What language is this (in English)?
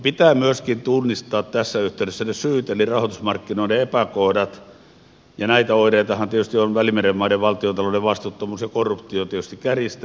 Finnish